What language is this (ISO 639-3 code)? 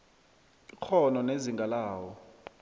nbl